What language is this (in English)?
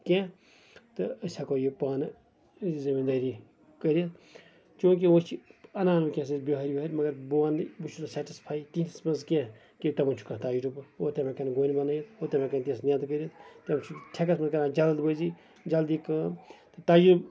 Kashmiri